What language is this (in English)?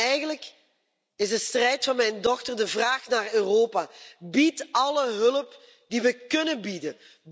Dutch